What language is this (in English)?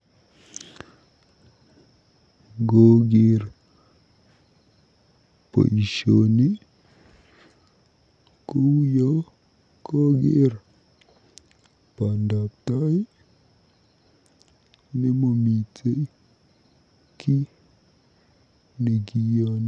Kalenjin